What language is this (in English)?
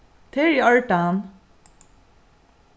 Faroese